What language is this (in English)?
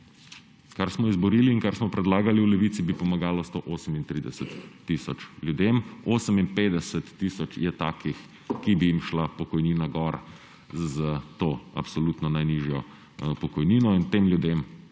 Slovenian